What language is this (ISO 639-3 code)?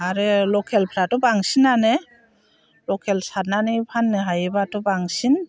brx